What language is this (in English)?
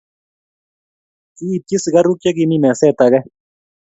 Kalenjin